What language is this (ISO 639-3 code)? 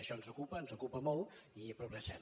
cat